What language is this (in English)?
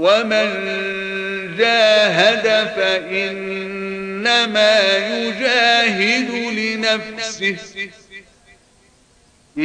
Arabic